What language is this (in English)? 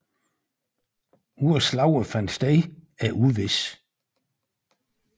Danish